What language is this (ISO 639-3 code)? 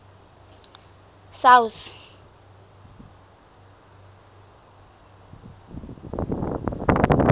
sot